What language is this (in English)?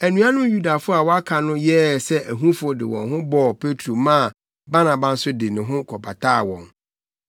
Akan